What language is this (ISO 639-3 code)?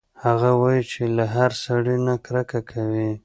pus